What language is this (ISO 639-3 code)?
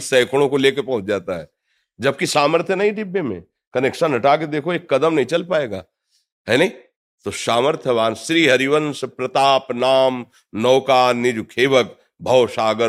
hin